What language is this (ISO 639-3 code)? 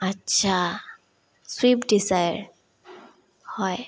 asm